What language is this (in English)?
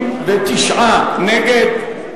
Hebrew